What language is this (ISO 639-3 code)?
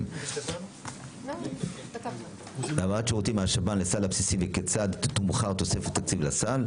heb